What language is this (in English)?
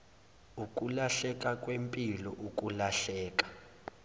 Zulu